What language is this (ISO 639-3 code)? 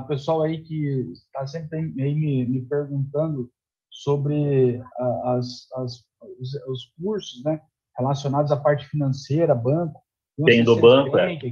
por